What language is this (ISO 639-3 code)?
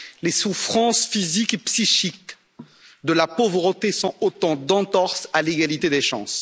fra